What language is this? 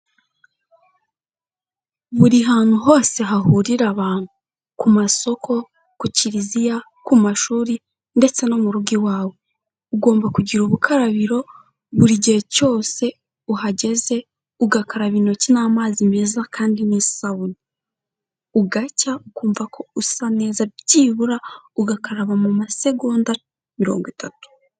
Kinyarwanda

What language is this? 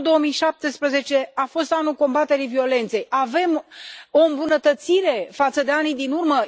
Romanian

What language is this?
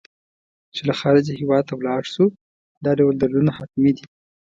Pashto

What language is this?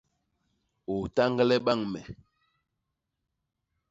Basaa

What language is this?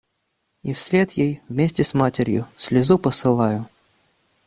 Russian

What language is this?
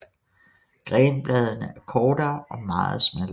Danish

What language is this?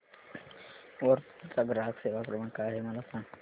Marathi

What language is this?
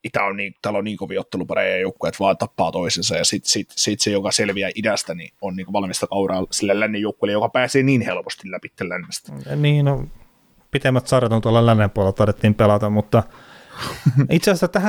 Finnish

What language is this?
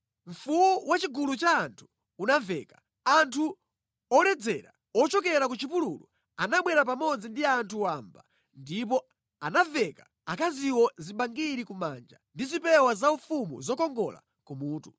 Nyanja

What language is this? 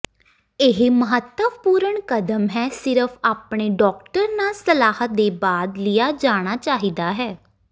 Punjabi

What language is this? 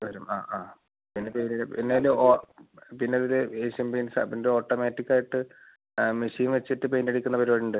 Malayalam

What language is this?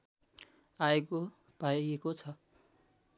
Nepali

